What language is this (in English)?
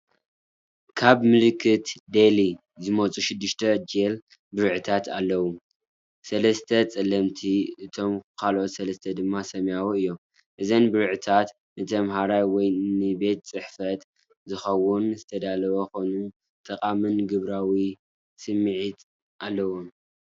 Tigrinya